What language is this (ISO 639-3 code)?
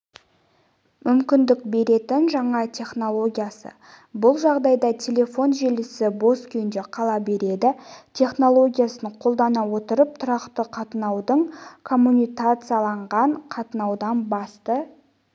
kaz